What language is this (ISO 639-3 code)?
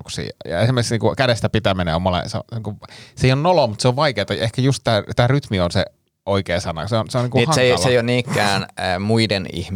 fin